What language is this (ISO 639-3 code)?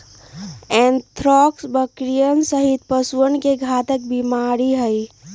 mag